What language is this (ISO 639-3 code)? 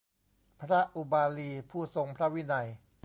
tha